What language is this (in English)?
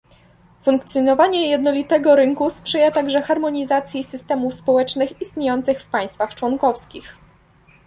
Polish